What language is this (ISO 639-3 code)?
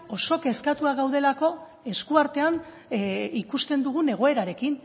eus